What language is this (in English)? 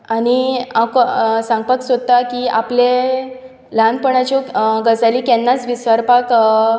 Konkani